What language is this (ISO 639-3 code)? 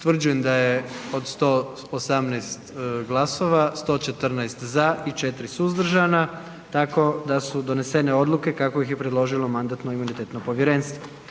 hrv